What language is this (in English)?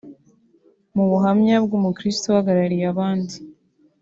Kinyarwanda